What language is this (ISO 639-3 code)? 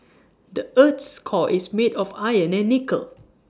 eng